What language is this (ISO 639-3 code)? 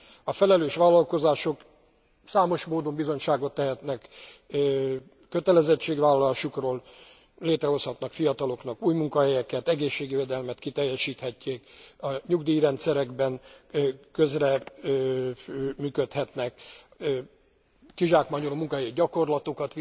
hun